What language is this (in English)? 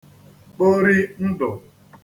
Igbo